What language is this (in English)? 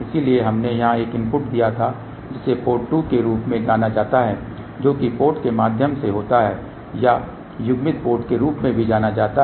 Hindi